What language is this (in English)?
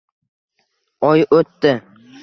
Uzbek